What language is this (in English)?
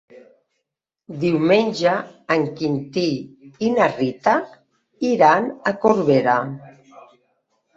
Catalan